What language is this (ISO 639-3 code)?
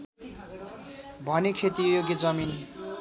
nep